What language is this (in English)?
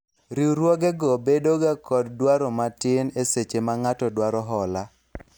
Luo (Kenya and Tanzania)